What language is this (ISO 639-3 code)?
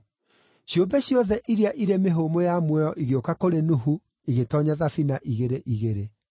kik